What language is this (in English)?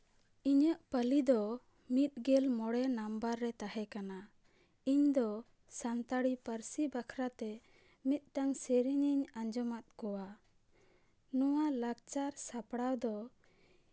Santali